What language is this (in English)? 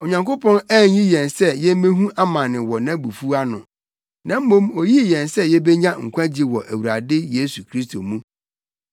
Akan